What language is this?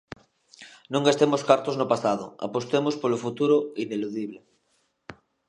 Galician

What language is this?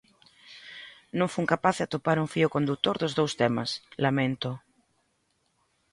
Galician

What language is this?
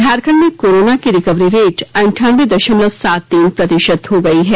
Hindi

